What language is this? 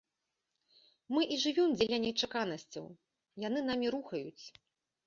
Belarusian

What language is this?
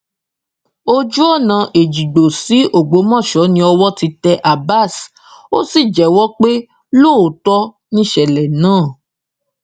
Yoruba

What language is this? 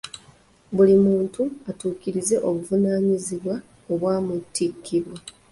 Ganda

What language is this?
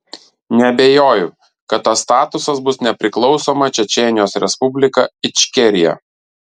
Lithuanian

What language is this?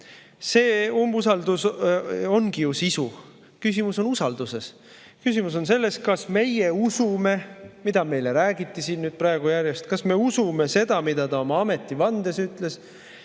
Estonian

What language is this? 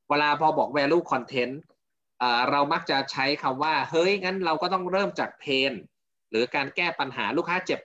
Thai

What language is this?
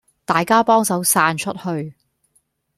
Cantonese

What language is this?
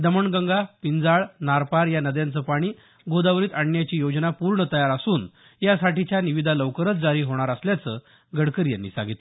Marathi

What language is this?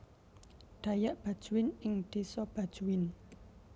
Javanese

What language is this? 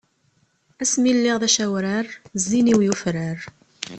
Kabyle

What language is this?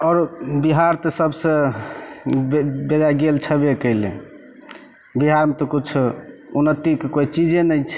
Maithili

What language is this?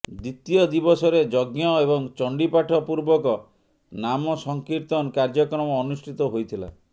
Odia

